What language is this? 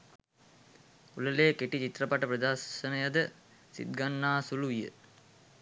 Sinhala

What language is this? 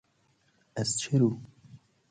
Persian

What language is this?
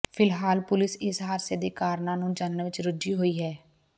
Punjabi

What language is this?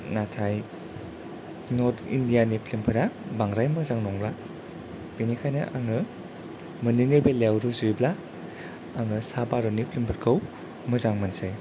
Bodo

